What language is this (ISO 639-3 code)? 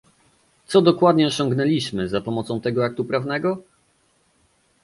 pol